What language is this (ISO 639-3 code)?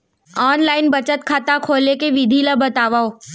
hne